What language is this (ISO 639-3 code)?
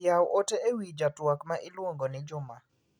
luo